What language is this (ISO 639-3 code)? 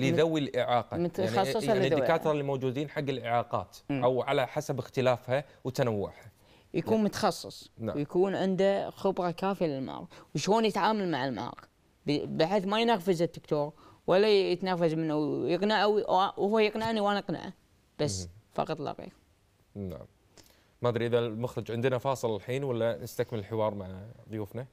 ara